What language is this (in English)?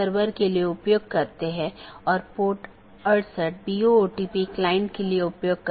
Hindi